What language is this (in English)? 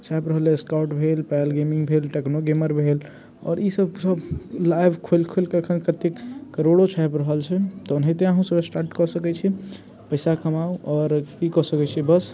Maithili